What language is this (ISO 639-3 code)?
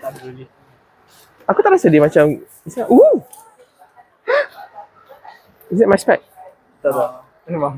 msa